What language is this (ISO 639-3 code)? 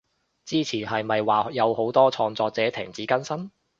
yue